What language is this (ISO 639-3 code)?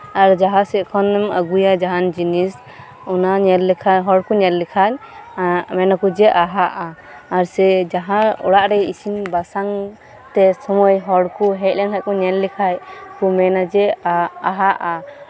sat